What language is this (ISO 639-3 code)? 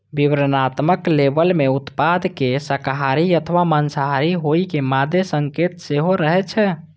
mai